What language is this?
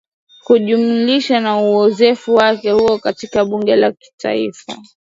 Swahili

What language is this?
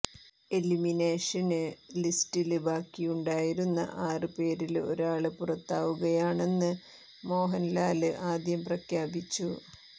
Malayalam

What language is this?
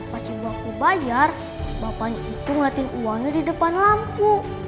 Indonesian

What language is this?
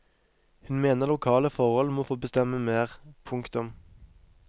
Norwegian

